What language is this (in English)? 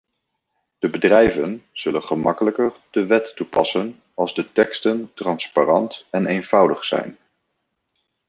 Dutch